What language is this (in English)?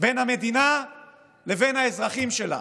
Hebrew